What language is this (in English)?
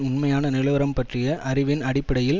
Tamil